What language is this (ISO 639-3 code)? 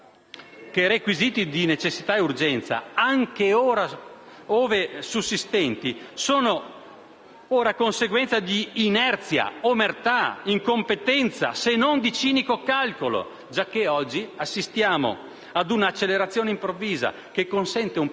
ita